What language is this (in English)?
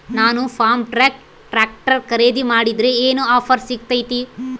Kannada